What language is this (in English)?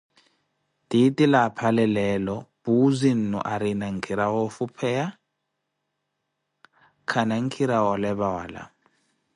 Koti